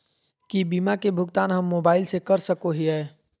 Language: Magahi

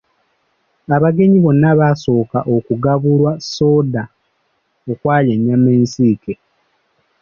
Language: Ganda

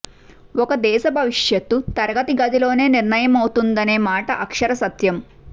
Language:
Telugu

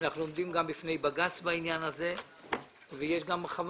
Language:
Hebrew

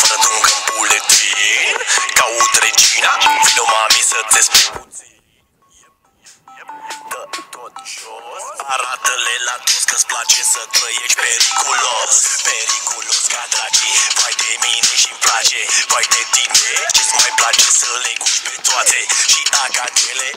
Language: Romanian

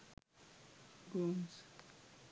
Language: Sinhala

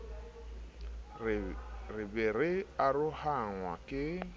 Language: Southern Sotho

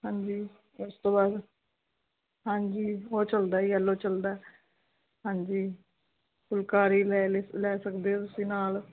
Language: Punjabi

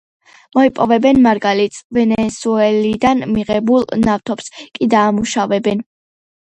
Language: Georgian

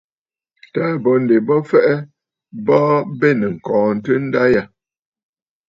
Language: Bafut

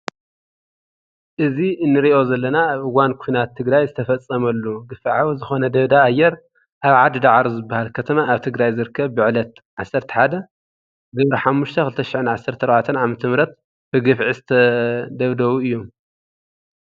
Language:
Tigrinya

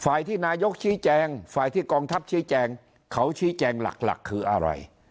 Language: Thai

